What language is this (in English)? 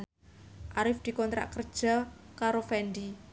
Javanese